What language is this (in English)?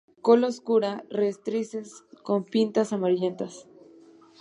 Spanish